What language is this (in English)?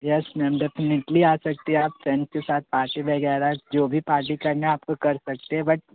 Hindi